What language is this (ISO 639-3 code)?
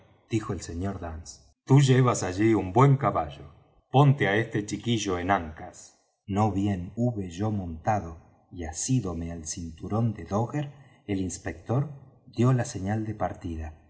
spa